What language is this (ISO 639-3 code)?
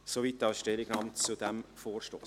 gsw